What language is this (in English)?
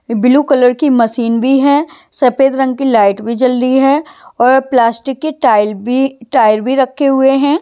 Hindi